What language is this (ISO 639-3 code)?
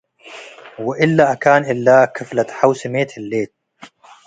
tig